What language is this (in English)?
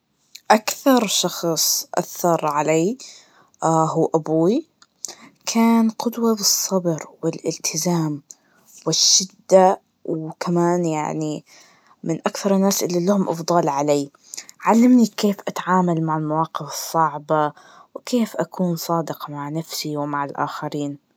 Najdi Arabic